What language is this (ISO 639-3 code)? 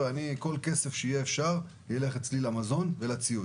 heb